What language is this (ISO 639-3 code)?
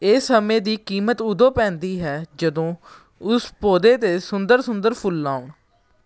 pan